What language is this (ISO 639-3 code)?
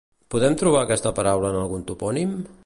cat